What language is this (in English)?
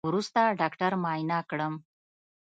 Pashto